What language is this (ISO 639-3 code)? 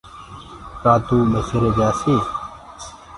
ggg